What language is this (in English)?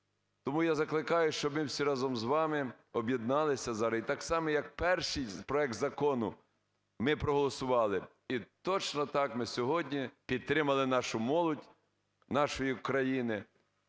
Ukrainian